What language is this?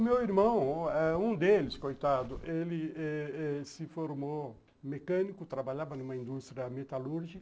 Portuguese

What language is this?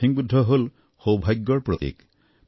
Assamese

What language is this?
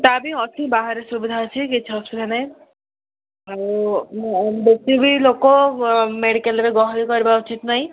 Odia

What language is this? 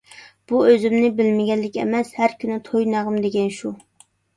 Uyghur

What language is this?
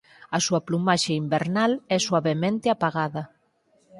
Galician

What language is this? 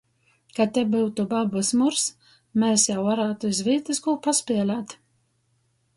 Latgalian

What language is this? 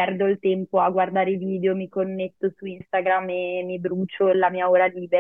Italian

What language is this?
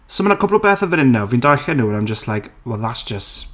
Welsh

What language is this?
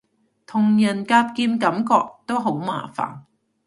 Cantonese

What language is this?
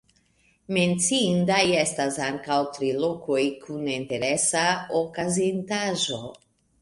Esperanto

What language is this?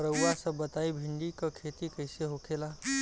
Bhojpuri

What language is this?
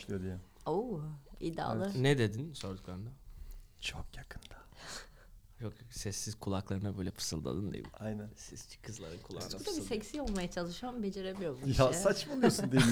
Turkish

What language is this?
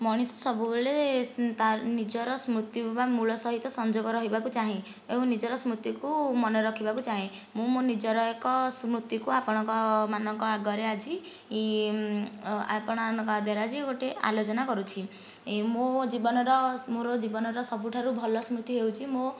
Odia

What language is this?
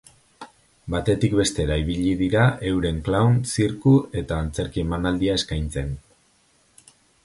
Basque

